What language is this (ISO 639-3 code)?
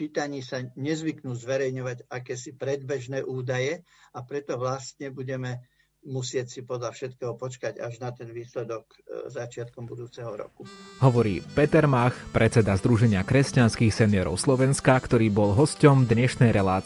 slk